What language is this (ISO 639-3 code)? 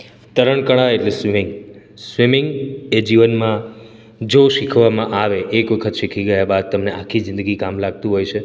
guj